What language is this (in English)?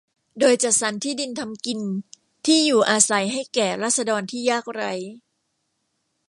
Thai